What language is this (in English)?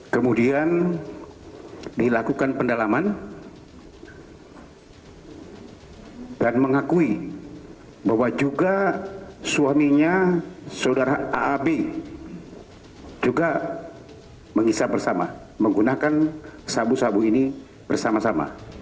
Indonesian